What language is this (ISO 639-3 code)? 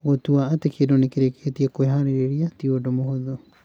kik